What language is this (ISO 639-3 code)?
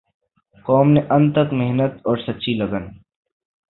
urd